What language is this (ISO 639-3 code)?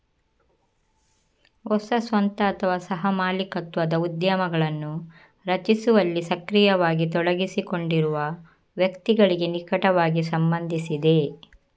kan